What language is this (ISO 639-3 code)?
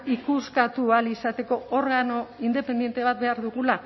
eus